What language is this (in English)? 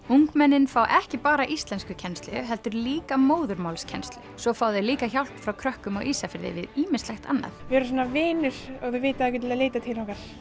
Icelandic